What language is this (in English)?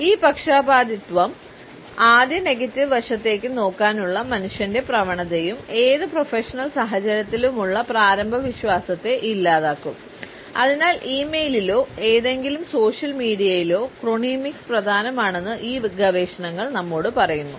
Malayalam